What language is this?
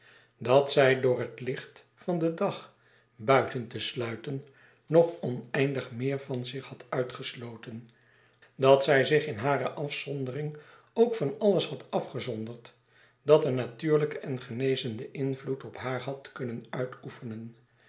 Dutch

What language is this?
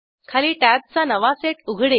Marathi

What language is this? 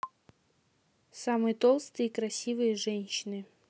Russian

